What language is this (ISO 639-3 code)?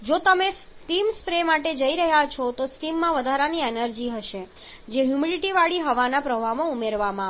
guj